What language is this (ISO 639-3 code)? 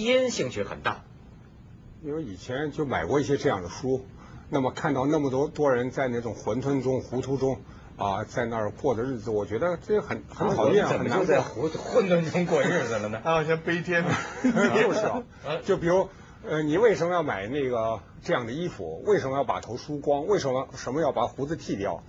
zho